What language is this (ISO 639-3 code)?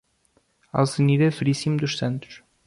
por